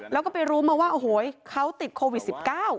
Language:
Thai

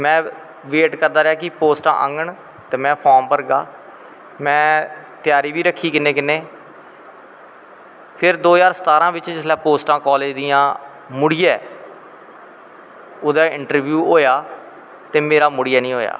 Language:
Dogri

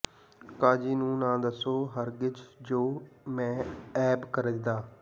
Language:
Punjabi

